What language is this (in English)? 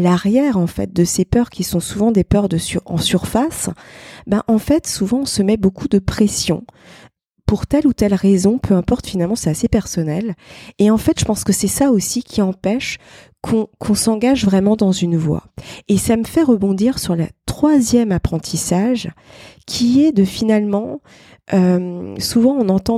French